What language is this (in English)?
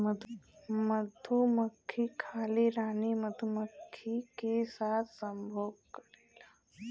Bhojpuri